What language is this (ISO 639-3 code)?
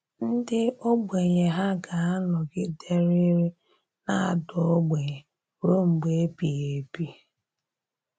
ibo